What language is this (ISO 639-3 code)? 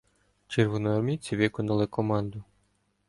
ukr